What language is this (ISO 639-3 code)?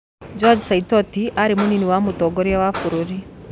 kik